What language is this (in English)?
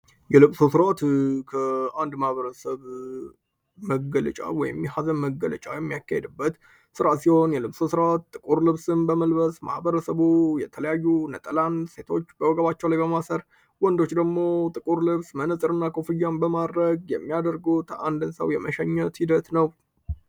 Amharic